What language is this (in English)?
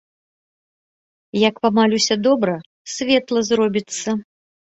Belarusian